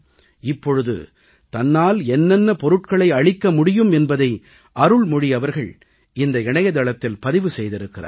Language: Tamil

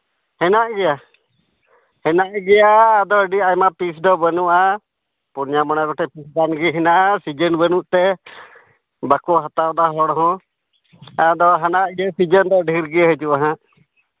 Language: Santali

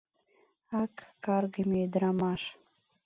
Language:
Mari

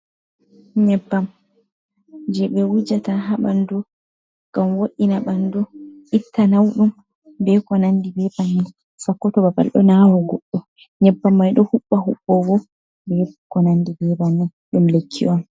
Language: Fula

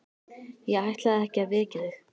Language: Icelandic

